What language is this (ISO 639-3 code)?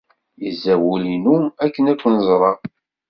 kab